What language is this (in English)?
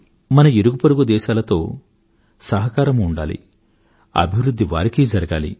Telugu